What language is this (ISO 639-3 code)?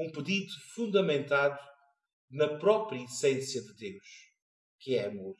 por